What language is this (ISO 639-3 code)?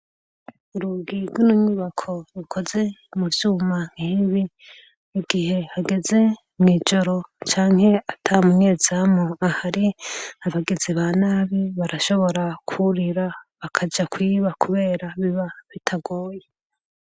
run